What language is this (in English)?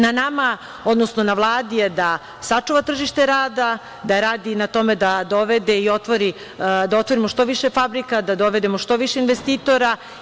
Serbian